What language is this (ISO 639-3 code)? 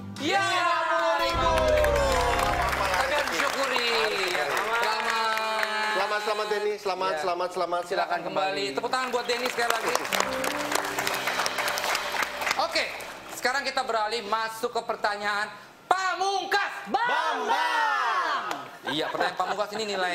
ind